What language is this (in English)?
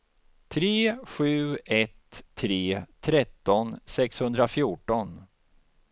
Swedish